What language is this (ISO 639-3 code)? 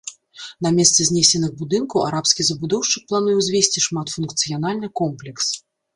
bel